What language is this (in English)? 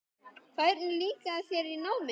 Icelandic